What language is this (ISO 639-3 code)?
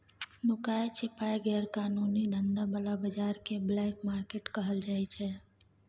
mai